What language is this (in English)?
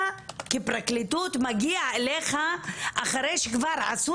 Hebrew